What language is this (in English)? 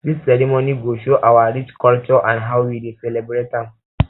Nigerian Pidgin